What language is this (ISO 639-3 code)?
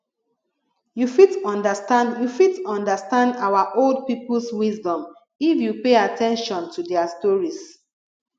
pcm